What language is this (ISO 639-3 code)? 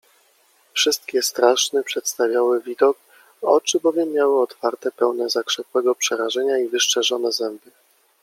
pol